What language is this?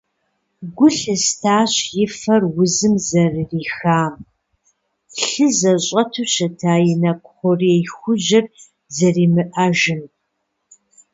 Kabardian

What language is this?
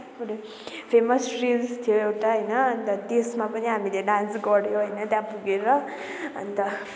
Nepali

